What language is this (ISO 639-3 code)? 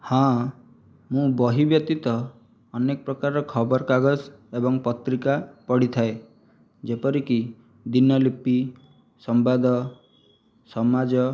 ori